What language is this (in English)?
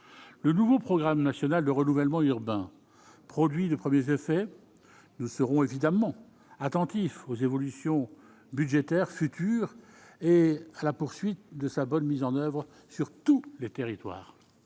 French